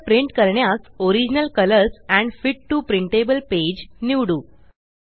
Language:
Marathi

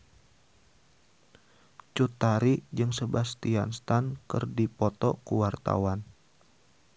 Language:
Sundanese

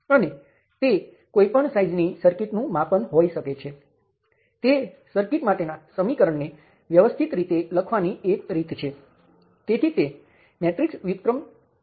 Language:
Gujarati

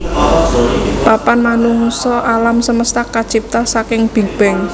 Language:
Javanese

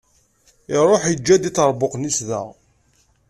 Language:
Kabyle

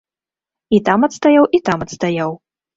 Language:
Belarusian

